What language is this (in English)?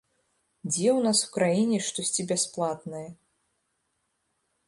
Belarusian